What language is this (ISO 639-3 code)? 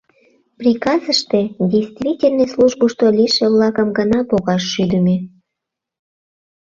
chm